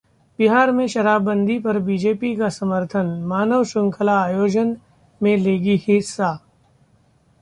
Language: Hindi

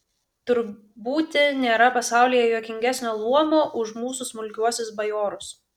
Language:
Lithuanian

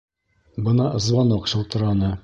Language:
Bashkir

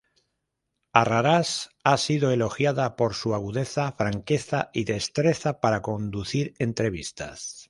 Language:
Spanish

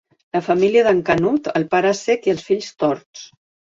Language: Catalan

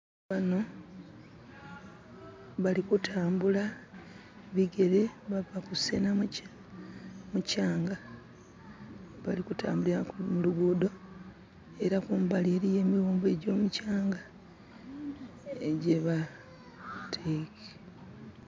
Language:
Soga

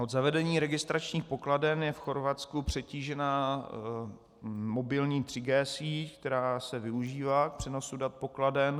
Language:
Czech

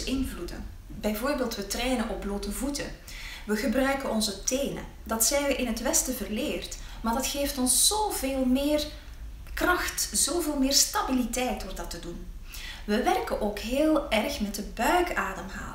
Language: Dutch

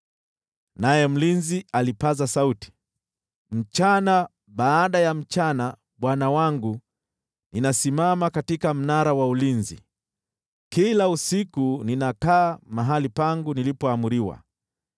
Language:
Swahili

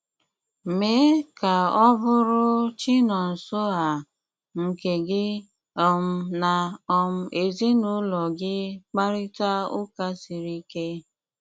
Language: Igbo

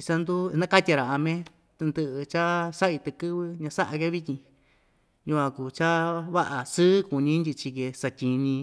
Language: Ixtayutla Mixtec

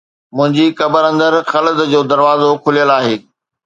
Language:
Sindhi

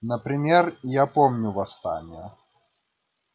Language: Russian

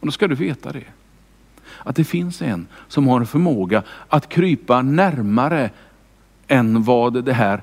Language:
Swedish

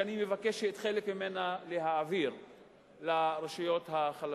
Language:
Hebrew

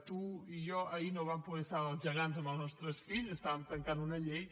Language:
Catalan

